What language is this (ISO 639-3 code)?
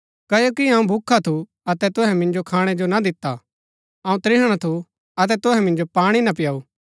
gbk